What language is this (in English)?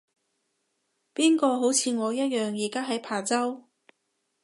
Cantonese